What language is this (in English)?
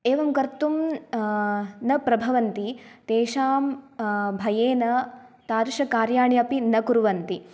Sanskrit